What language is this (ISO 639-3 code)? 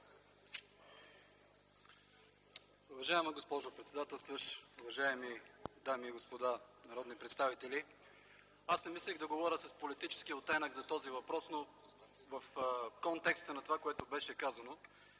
bul